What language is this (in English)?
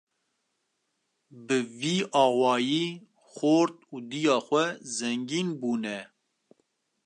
Kurdish